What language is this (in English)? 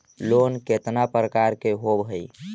Magahi